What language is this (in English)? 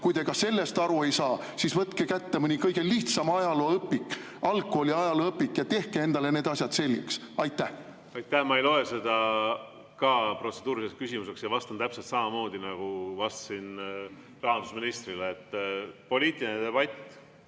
Estonian